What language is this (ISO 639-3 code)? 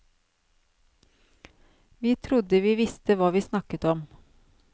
nor